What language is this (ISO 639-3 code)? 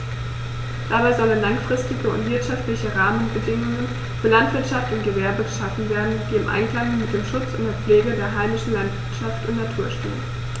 deu